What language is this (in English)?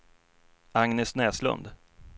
Swedish